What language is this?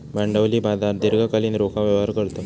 Marathi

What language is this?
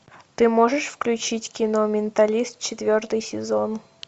Russian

